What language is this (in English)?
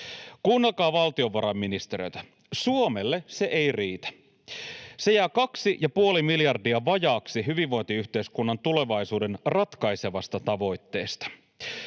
Finnish